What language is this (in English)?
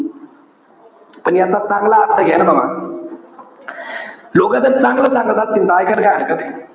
Marathi